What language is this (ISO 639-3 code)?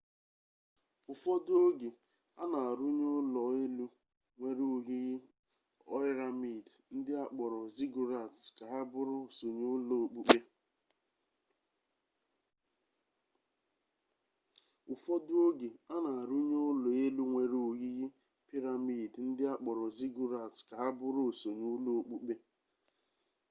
ibo